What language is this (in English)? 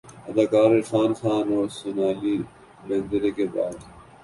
Urdu